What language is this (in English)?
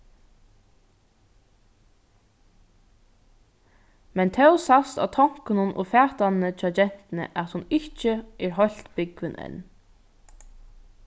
Faroese